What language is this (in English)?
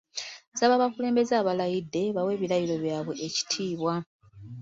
Ganda